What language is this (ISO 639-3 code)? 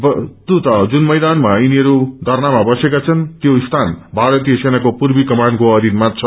nep